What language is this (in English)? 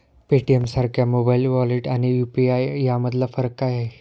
Marathi